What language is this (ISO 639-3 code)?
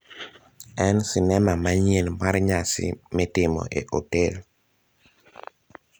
luo